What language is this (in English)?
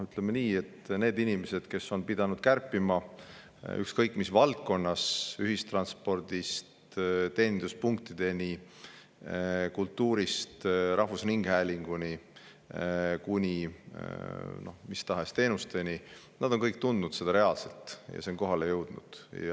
Estonian